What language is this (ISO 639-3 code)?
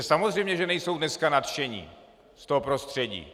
ces